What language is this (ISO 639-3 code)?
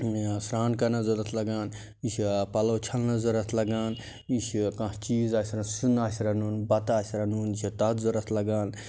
kas